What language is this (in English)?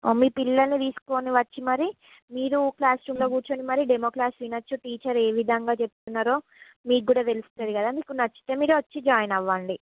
Telugu